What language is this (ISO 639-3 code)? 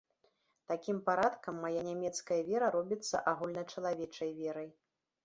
bel